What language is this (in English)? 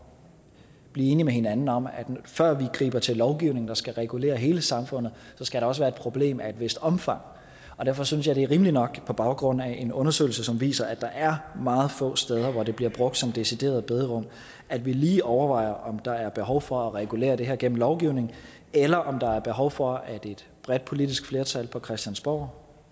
Danish